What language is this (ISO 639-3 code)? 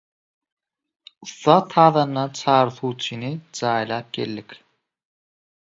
tuk